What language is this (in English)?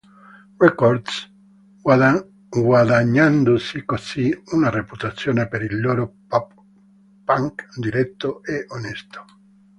Italian